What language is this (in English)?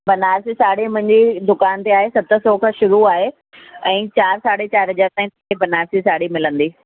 Sindhi